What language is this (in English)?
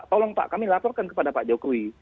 Indonesian